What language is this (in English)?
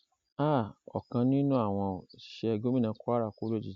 Yoruba